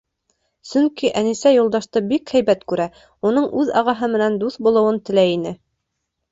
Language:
Bashkir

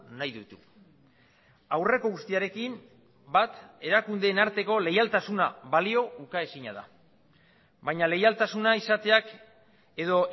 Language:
Basque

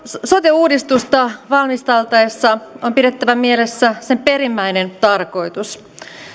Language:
Finnish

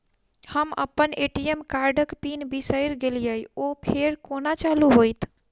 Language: Maithili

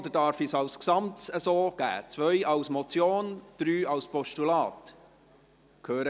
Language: Swiss German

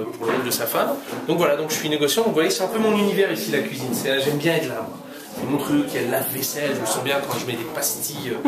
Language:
French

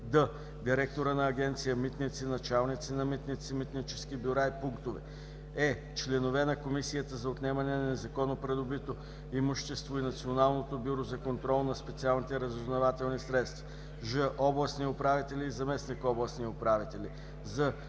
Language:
Bulgarian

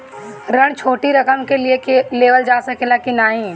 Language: Bhojpuri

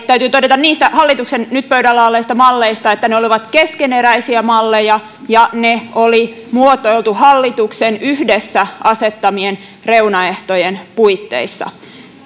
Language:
Finnish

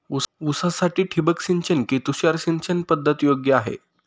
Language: Marathi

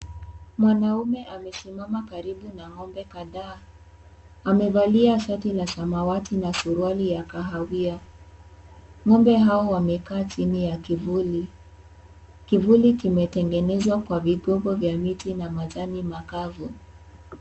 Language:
Swahili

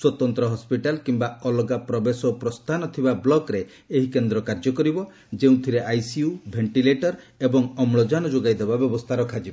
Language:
Odia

